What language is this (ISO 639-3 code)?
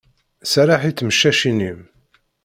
kab